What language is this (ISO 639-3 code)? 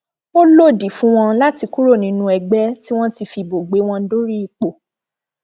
yor